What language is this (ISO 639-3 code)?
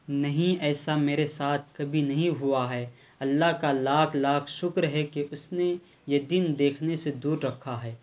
urd